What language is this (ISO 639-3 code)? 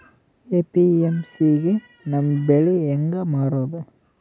kan